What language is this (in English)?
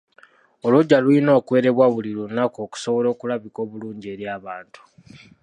Ganda